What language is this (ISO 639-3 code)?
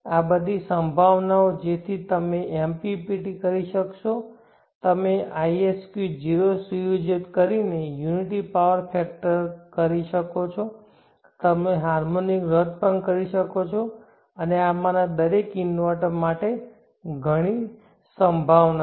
guj